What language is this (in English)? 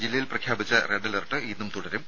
Malayalam